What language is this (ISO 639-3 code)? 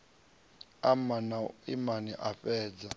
ven